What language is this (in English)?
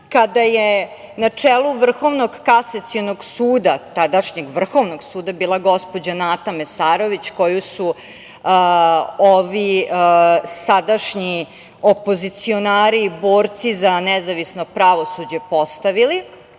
Serbian